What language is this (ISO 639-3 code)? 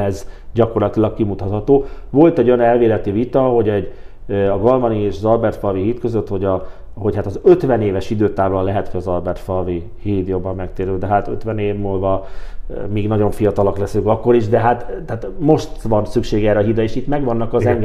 hun